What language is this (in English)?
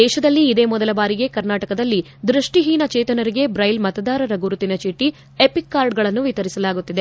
Kannada